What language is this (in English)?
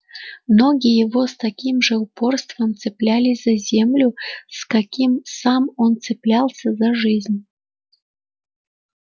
Russian